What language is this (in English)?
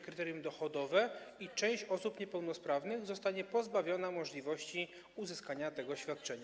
Polish